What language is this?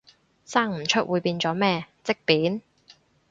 Cantonese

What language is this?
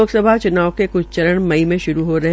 Hindi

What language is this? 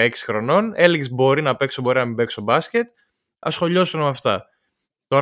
Greek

